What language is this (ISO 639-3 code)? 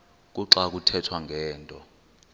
xho